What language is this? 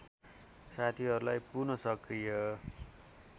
Nepali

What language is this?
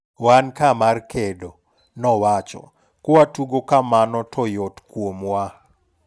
Luo (Kenya and Tanzania)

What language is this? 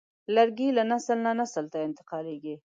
Pashto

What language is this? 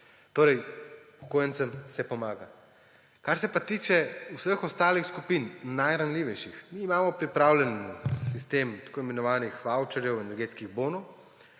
Slovenian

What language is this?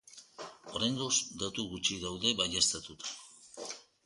Basque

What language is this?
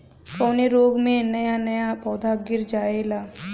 Bhojpuri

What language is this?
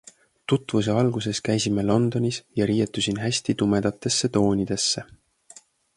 Estonian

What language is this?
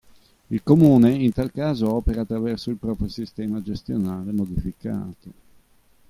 Italian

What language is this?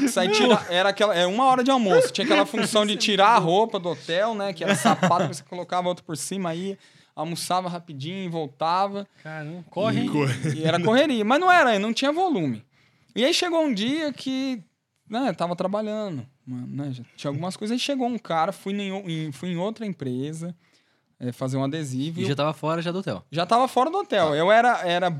Portuguese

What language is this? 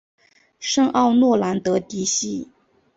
Chinese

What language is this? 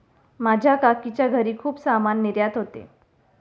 Marathi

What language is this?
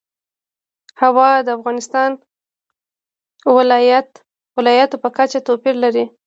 Pashto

